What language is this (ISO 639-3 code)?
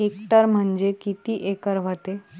mar